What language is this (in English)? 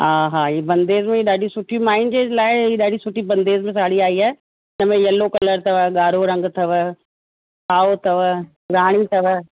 Sindhi